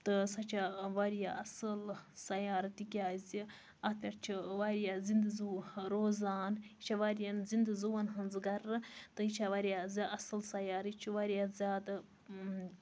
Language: Kashmiri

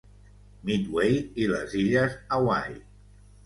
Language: Catalan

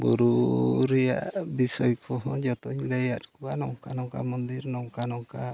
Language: Santali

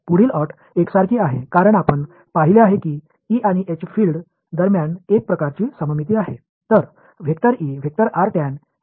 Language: Marathi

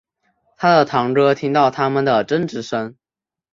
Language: Chinese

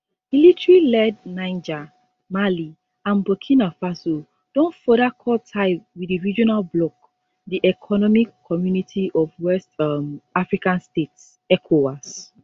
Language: Nigerian Pidgin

